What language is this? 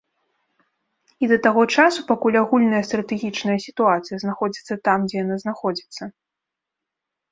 Belarusian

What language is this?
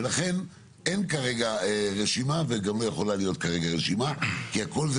Hebrew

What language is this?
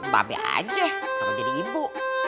Indonesian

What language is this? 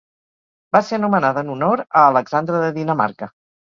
Catalan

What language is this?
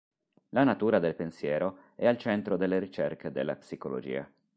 Italian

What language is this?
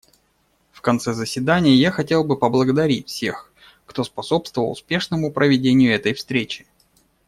Russian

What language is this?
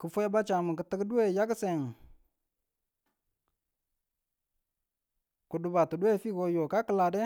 Tula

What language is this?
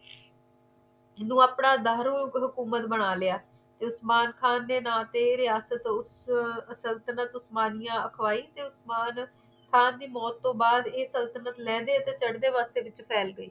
Punjabi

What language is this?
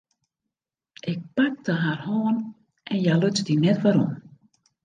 Western Frisian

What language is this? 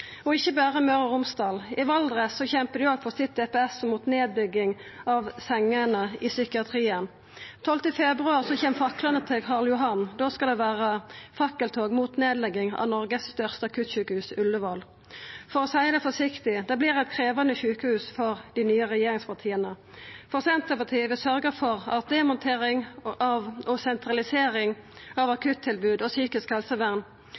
Norwegian Nynorsk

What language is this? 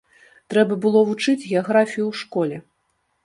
Belarusian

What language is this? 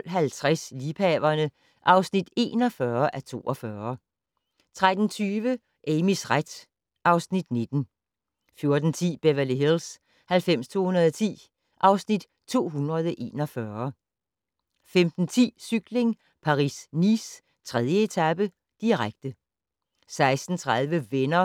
Danish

